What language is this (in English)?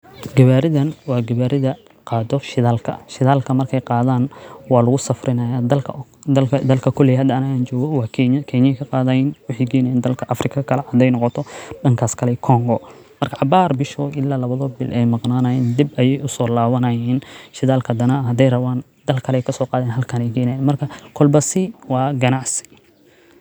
Somali